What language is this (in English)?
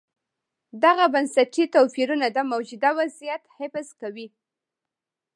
Pashto